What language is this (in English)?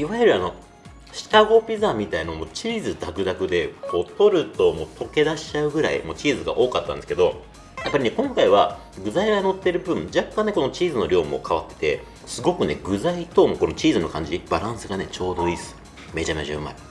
Japanese